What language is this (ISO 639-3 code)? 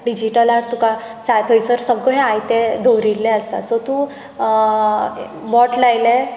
kok